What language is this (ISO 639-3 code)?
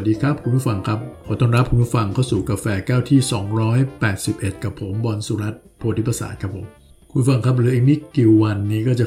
tha